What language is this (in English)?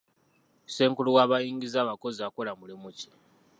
Ganda